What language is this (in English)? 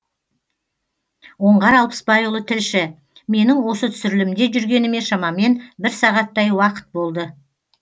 Kazakh